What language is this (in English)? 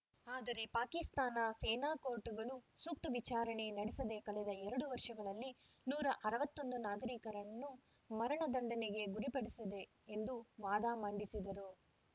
Kannada